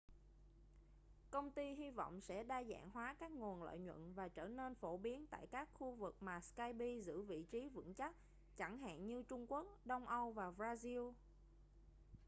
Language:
Vietnamese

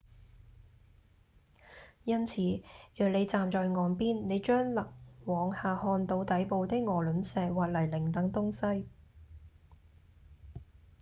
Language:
Cantonese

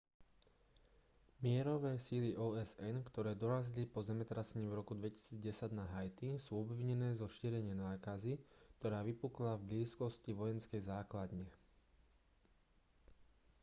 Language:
Slovak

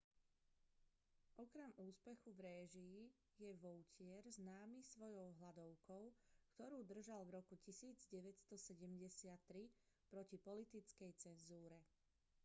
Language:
Slovak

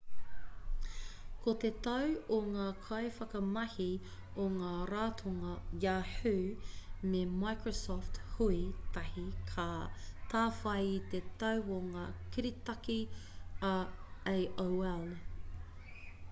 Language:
Māori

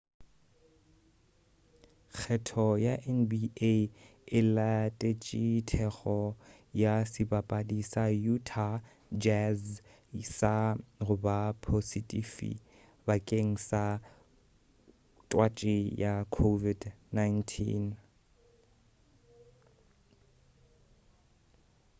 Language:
Northern Sotho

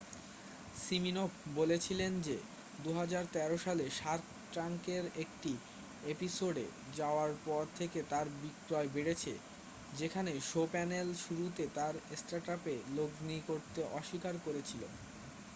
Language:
Bangla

